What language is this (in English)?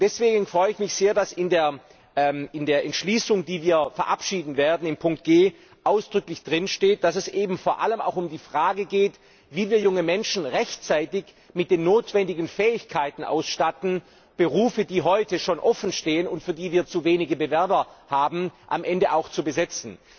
German